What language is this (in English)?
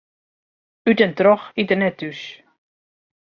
Western Frisian